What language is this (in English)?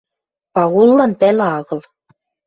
Western Mari